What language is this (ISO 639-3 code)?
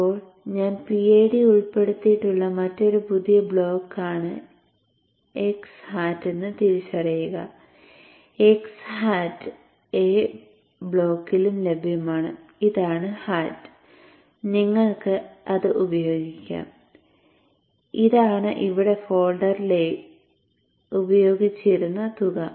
mal